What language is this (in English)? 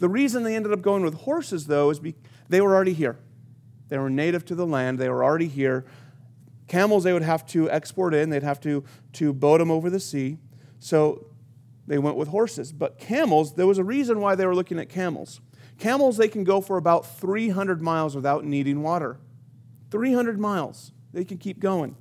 English